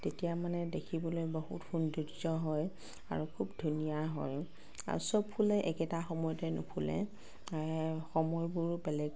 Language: Assamese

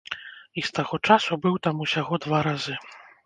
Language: Belarusian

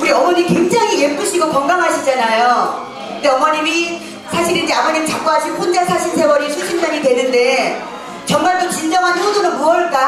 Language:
Korean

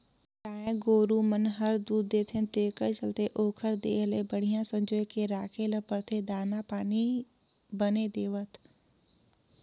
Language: Chhattisgarhi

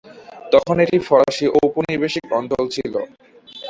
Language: Bangla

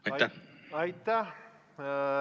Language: Estonian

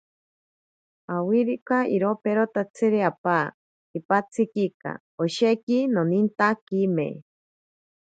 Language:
Ashéninka Perené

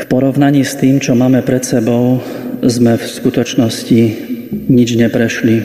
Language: Slovak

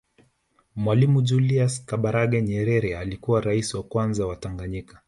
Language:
Swahili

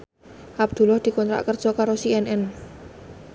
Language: Javanese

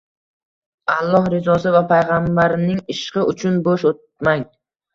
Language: Uzbek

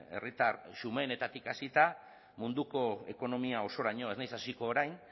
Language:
Basque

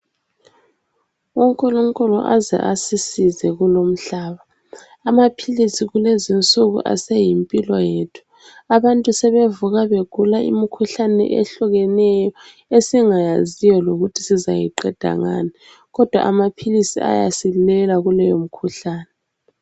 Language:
North Ndebele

